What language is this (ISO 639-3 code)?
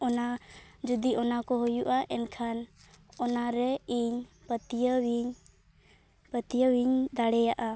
sat